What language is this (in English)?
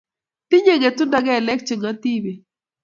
Kalenjin